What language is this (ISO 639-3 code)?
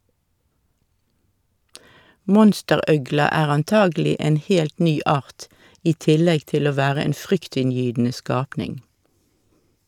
nor